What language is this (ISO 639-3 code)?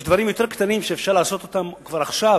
heb